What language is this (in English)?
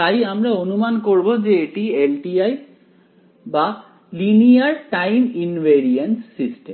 Bangla